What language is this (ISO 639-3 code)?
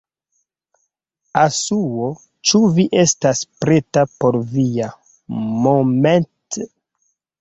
epo